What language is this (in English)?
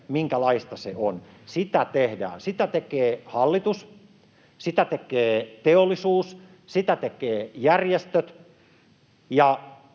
Finnish